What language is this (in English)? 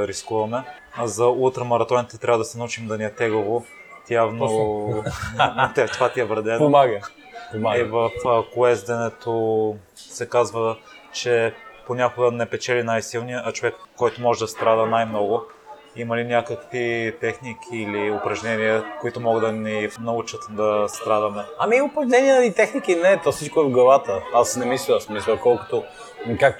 Bulgarian